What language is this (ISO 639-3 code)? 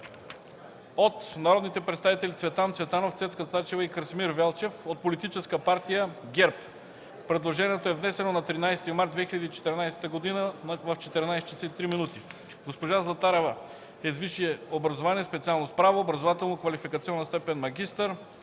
bul